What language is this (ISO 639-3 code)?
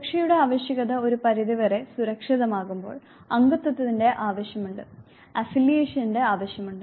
mal